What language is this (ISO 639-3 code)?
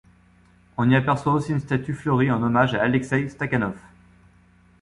fra